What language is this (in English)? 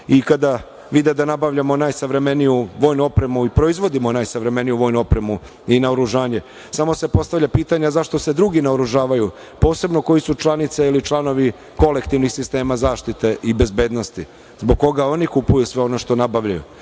Serbian